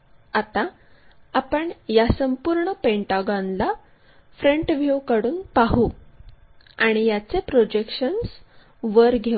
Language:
Marathi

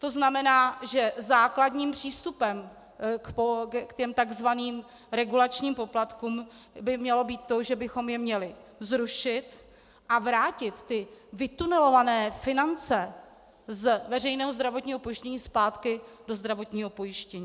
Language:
Czech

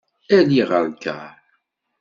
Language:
Kabyle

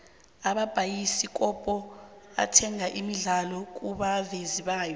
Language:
South Ndebele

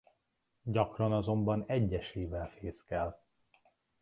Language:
Hungarian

